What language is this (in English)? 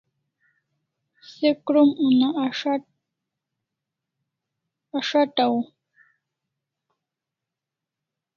Kalasha